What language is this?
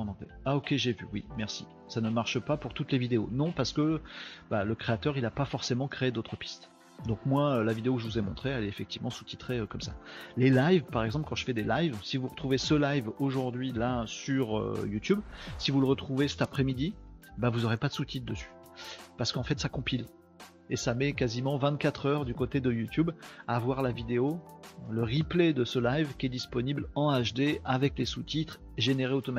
French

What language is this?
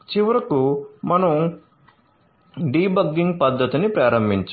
Telugu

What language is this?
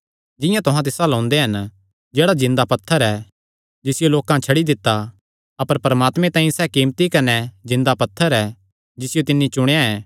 Kangri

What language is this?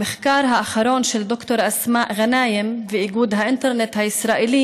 Hebrew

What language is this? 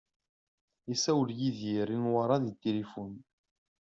Kabyle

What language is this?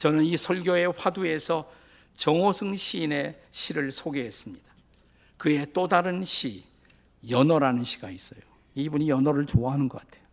Korean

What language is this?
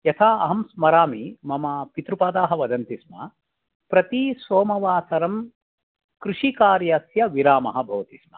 Sanskrit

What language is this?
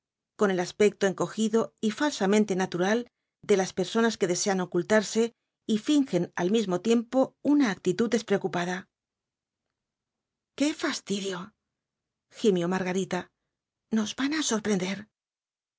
Spanish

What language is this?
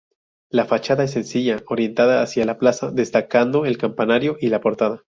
Spanish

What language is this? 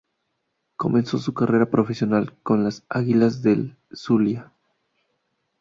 Spanish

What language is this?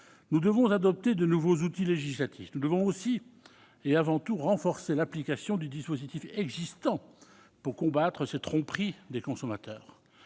French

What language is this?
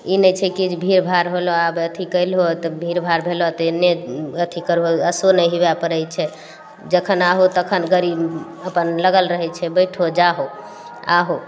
Maithili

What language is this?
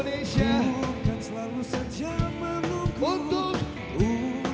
Indonesian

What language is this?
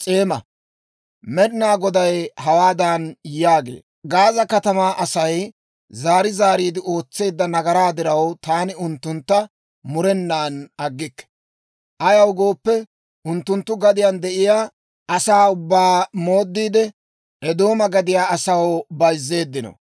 Dawro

